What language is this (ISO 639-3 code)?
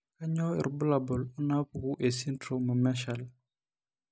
mas